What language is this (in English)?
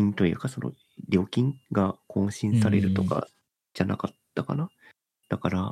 Japanese